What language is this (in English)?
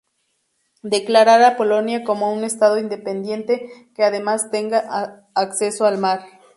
Spanish